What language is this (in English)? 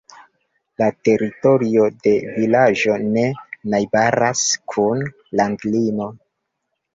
Esperanto